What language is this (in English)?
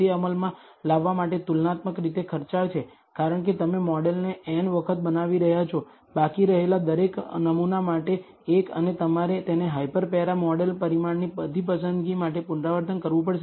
Gujarati